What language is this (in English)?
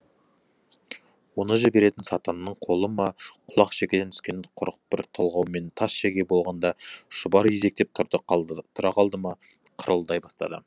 Kazakh